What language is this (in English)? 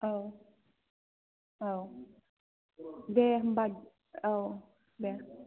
Bodo